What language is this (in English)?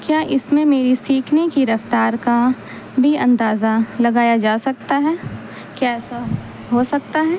Urdu